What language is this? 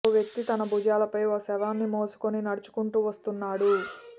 Telugu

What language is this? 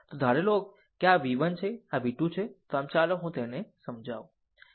Gujarati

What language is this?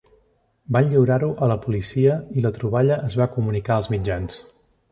Catalan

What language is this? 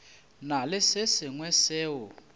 Northern Sotho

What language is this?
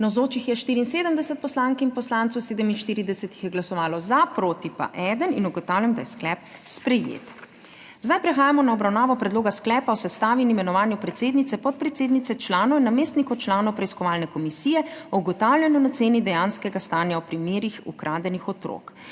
Slovenian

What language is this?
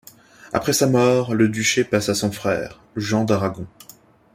French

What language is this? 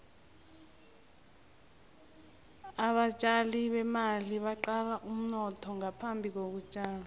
South Ndebele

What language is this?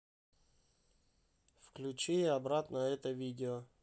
Russian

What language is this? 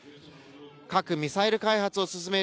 Japanese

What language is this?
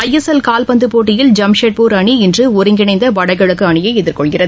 Tamil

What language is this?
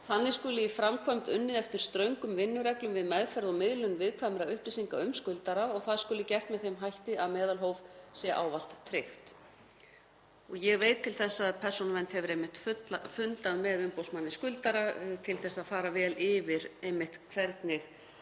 Icelandic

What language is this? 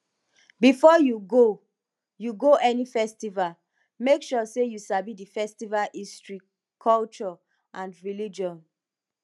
Nigerian Pidgin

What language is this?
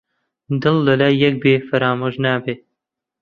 Central Kurdish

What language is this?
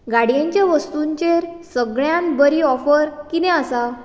Konkani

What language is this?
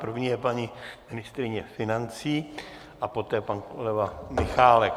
Czech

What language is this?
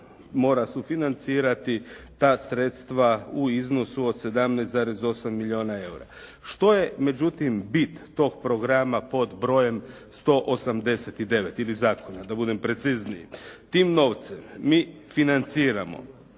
Croatian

